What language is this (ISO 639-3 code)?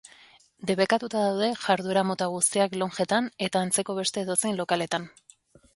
eus